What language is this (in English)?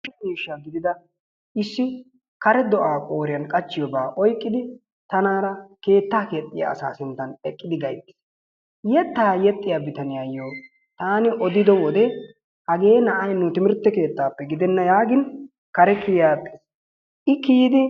Wolaytta